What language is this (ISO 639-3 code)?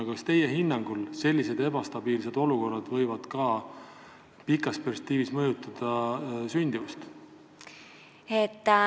est